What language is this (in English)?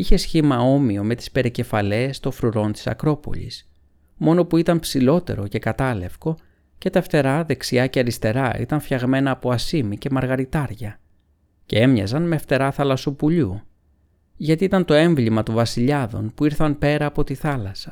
Greek